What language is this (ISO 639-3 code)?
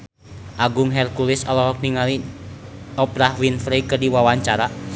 sun